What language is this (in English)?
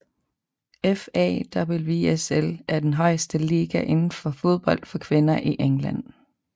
Danish